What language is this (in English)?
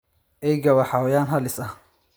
Somali